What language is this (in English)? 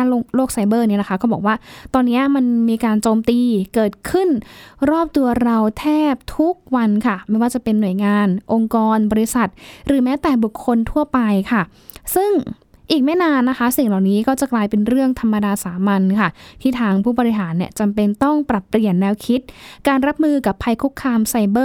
Thai